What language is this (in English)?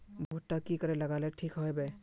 Magahi